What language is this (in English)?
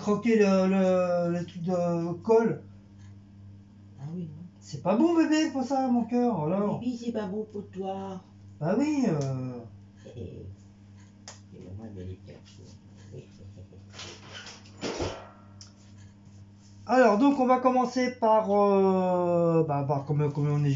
French